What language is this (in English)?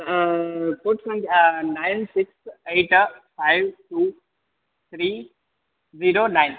Sanskrit